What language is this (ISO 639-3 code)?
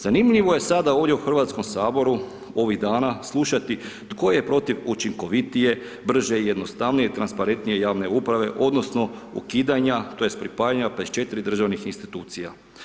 hrv